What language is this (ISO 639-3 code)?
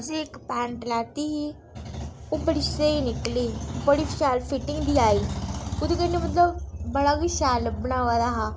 doi